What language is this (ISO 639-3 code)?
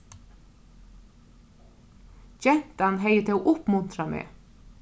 fao